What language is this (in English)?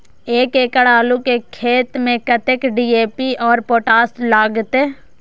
Maithili